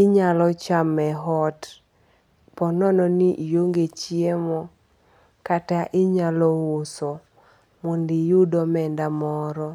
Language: Luo (Kenya and Tanzania)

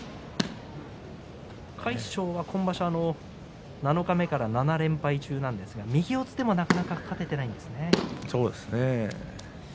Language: Japanese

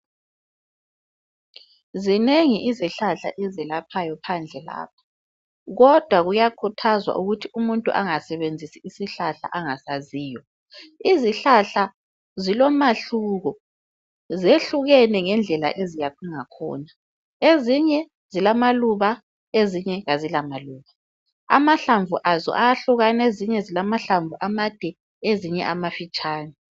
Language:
North Ndebele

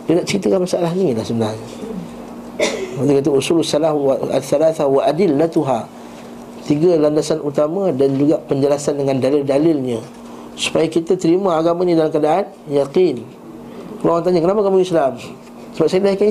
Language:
Malay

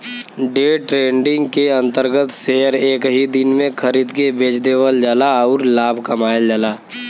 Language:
Bhojpuri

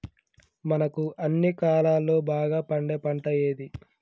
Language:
Telugu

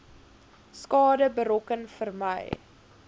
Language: Afrikaans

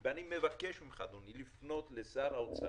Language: Hebrew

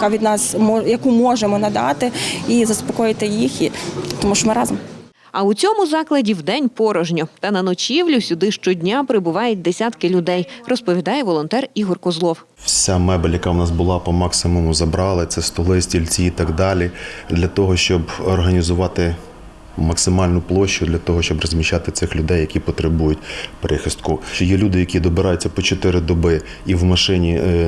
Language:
Ukrainian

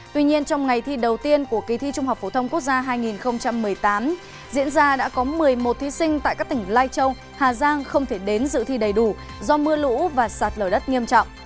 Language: Vietnamese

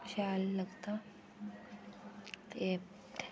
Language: Dogri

